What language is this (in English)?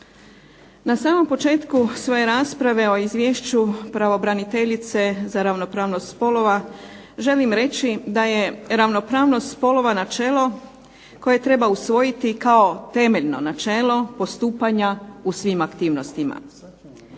Croatian